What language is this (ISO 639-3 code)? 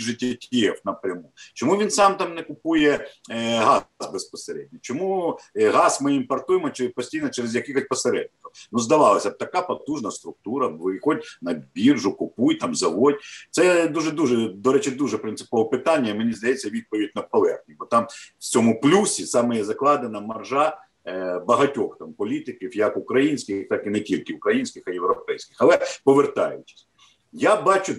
ukr